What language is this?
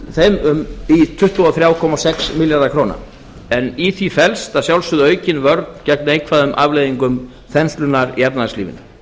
Icelandic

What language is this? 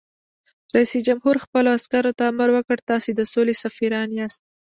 Pashto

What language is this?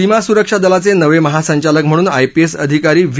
Marathi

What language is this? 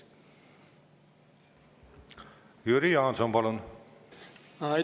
Estonian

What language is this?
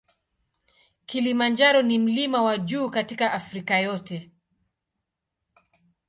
Swahili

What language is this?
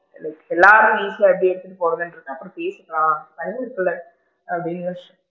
Tamil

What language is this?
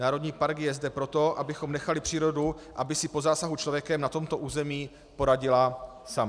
Czech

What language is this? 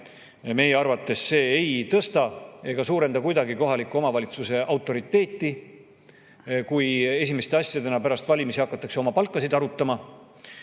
Estonian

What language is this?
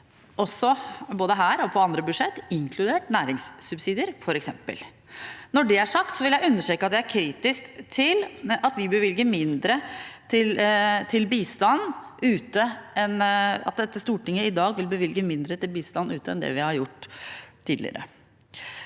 Norwegian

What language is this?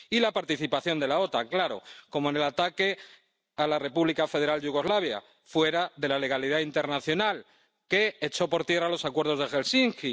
Spanish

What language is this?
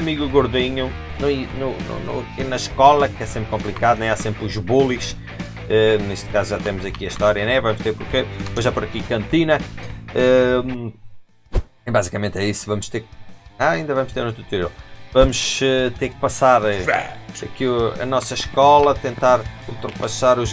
Portuguese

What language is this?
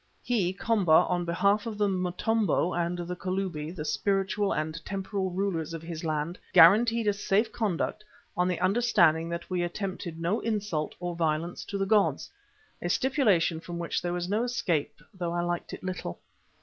English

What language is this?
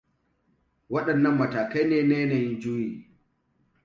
Hausa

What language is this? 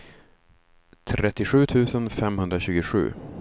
Swedish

